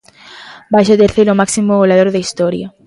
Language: Galician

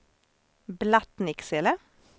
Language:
Swedish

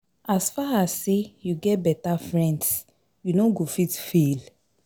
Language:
Nigerian Pidgin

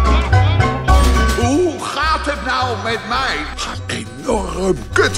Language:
Dutch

